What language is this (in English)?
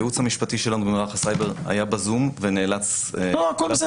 Hebrew